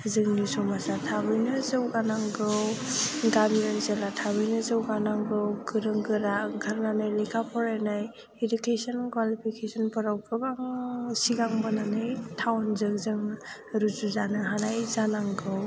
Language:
Bodo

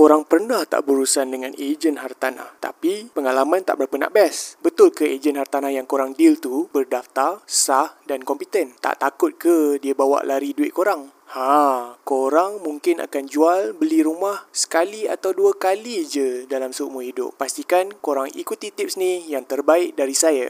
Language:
Malay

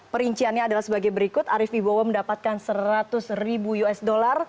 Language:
Indonesian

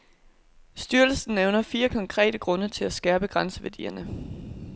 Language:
Danish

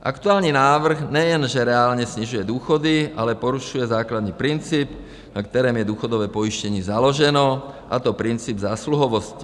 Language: Czech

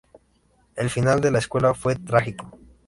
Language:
Spanish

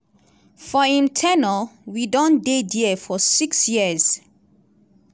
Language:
Nigerian Pidgin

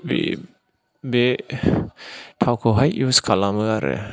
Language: Bodo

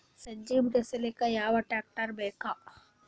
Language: Kannada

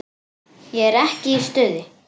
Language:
Icelandic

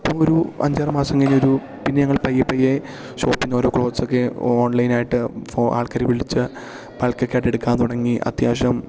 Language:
Malayalam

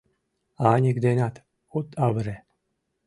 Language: Mari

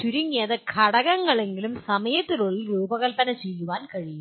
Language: Malayalam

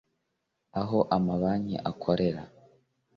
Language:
Kinyarwanda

